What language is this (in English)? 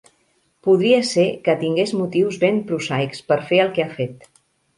Catalan